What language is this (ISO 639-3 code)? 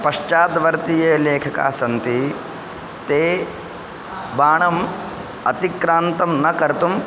san